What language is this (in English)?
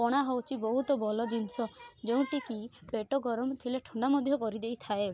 Odia